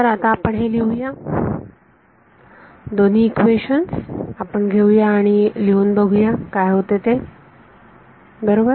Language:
Marathi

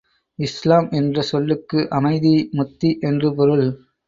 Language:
Tamil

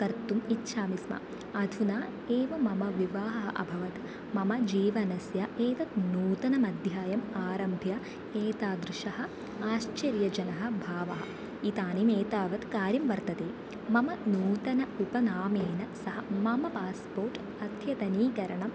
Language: Sanskrit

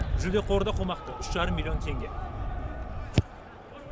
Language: Kazakh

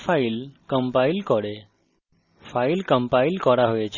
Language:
Bangla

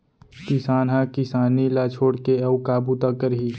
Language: Chhattisgarhi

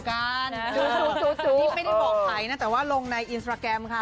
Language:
Thai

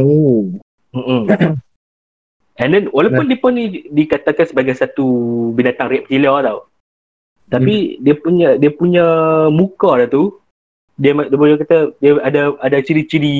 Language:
Malay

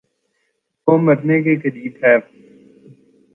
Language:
Urdu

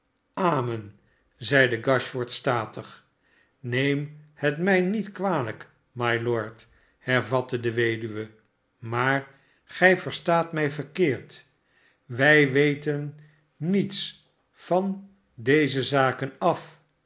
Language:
Dutch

